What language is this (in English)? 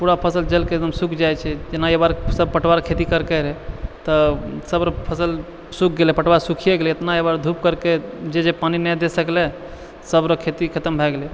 Maithili